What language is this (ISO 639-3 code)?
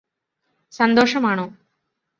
mal